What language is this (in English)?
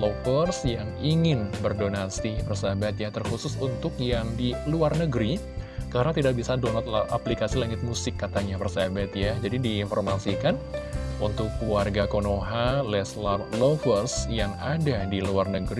Indonesian